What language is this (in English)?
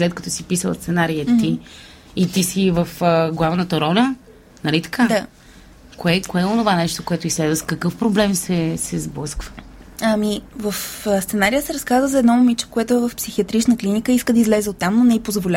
Bulgarian